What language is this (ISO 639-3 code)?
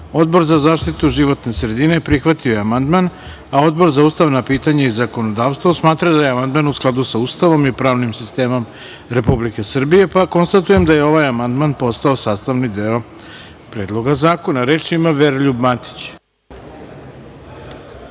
srp